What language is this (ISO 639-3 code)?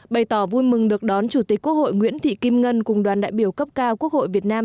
vie